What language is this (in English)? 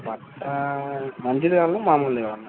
Telugu